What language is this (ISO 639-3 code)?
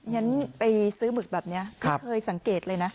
tha